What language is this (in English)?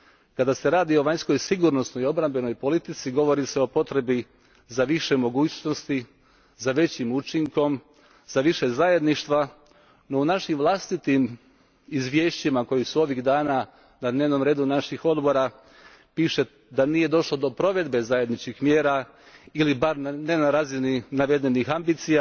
Croatian